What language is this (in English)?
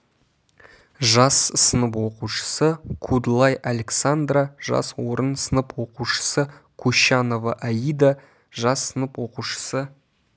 Kazakh